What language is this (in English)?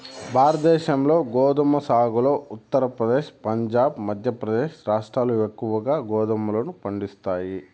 Telugu